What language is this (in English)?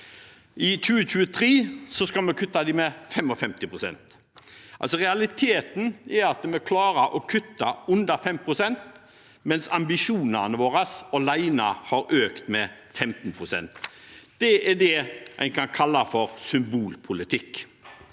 Norwegian